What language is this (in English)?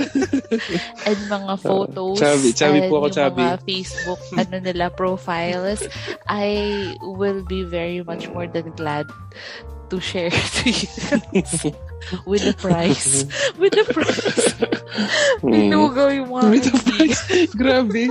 Filipino